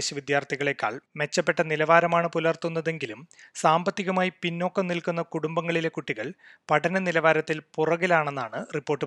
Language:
Malayalam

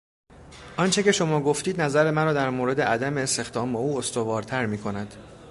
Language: Persian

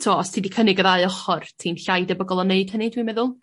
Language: Welsh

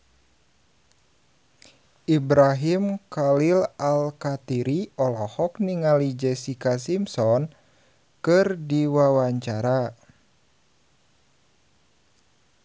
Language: Sundanese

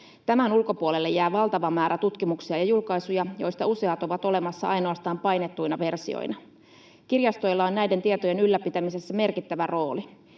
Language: Finnish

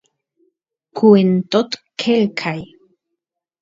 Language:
Santiago del Estero Quichua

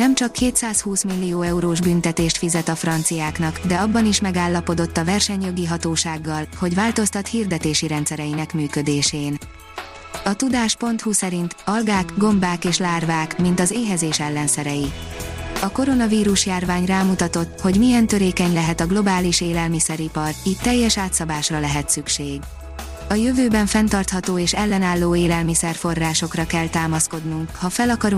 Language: Hungarian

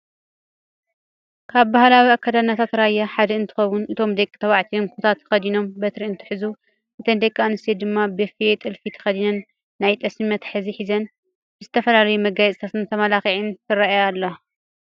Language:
Tigrinya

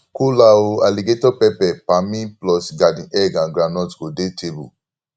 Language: Nigerian Pidgin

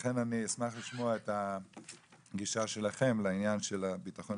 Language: Hebrew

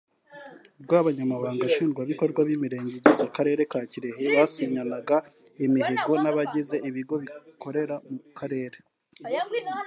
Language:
Kinyarwanda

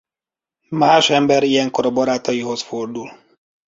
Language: Hungarian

